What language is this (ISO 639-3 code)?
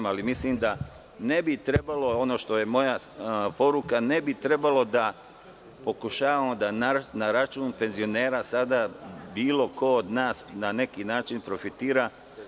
srp